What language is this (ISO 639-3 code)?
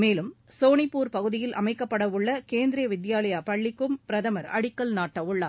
tam